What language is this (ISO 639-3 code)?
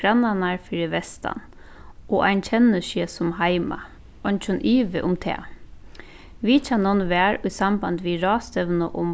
fao